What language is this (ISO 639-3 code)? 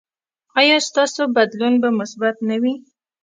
pus